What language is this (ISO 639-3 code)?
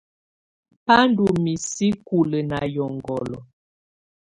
tvu